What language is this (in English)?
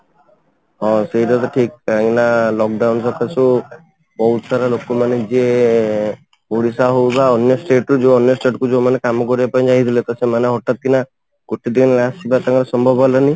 Odia